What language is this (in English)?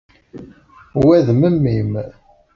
Kabyle